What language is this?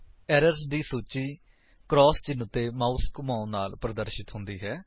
Punjabi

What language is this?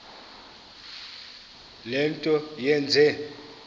Xhosa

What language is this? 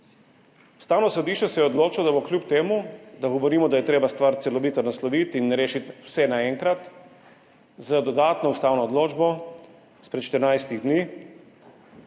Slovenian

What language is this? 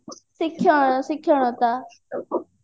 Odia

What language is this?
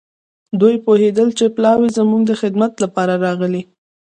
Pashto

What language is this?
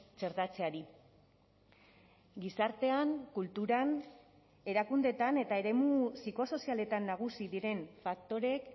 Basque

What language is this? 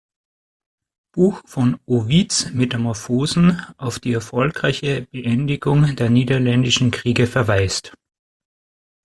German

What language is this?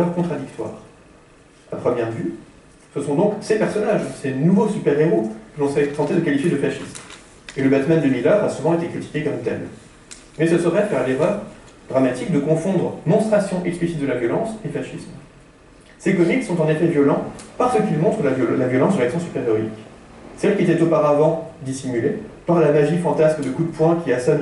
French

